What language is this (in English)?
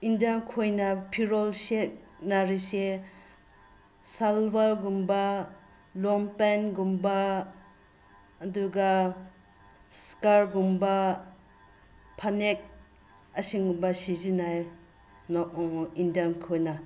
Manipuri